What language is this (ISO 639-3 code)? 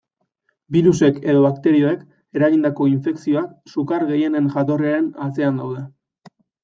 eus